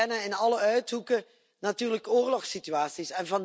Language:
Dutch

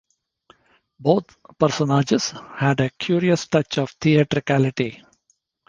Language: English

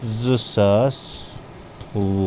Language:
Kashmiri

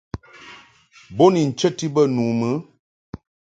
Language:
Mungaka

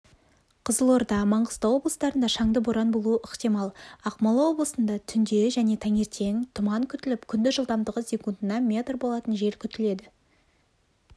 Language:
Kazakh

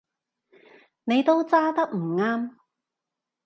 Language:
Cantonese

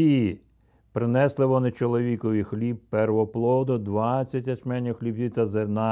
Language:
Ukrainian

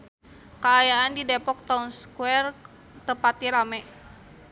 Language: Sundanese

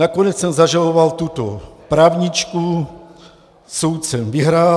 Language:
Czech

